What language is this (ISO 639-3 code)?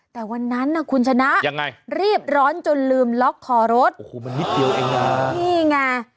tha